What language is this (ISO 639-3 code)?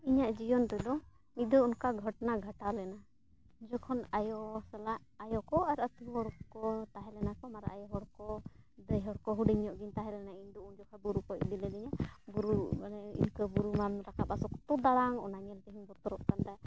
sat